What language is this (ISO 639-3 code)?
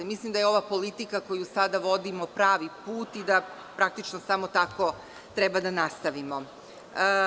srp